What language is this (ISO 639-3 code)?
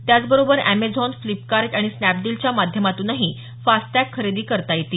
mar